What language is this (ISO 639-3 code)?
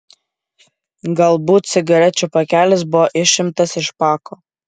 lit